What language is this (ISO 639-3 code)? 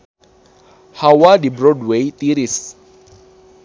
sun